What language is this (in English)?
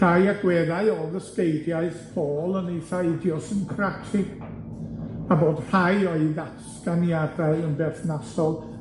Welsh